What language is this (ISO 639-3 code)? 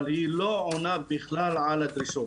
heb